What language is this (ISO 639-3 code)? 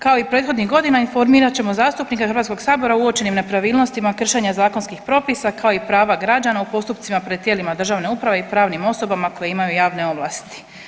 hrv